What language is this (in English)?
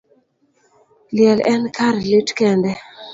Luo (Kenya and Tanzania)